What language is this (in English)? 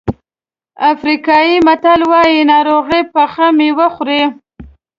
Pashto